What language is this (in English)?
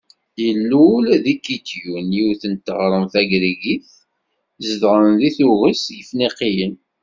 Kabyle